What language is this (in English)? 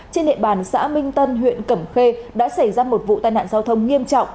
Vietnamese